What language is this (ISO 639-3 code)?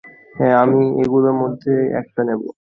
ben